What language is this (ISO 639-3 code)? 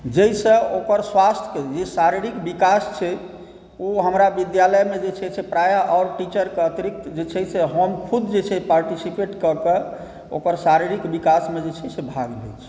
mai